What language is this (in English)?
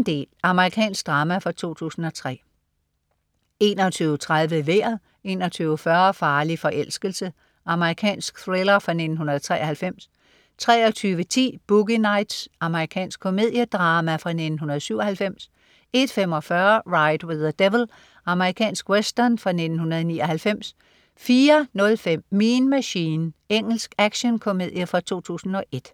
Danish